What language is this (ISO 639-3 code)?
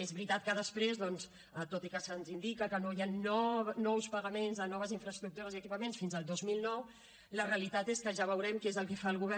cat